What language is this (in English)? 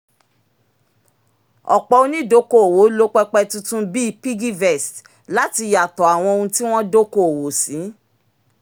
Yoruba